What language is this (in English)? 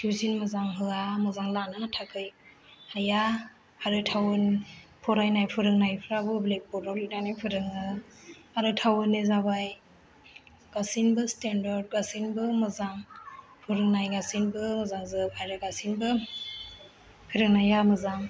Bodo